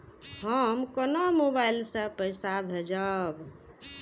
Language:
Maithili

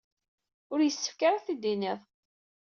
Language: Kabyle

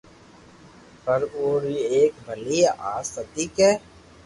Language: Loarki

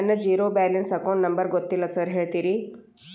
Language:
Kannada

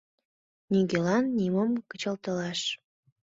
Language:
Mari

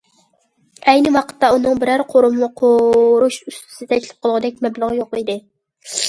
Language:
Uyghur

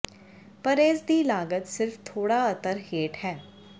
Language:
Punjabi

